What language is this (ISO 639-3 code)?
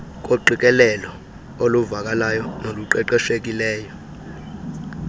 xho